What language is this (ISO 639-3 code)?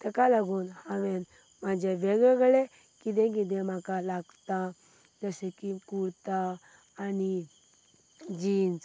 kok